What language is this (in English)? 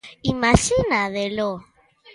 Galician